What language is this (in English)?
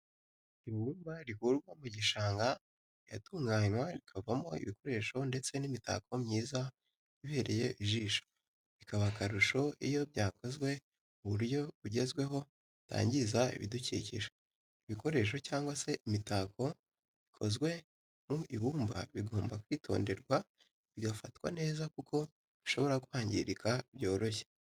Kinyarwanda